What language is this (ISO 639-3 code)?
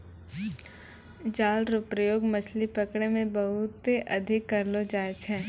mai